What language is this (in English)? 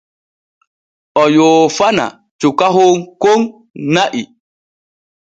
Borgu Fulfulde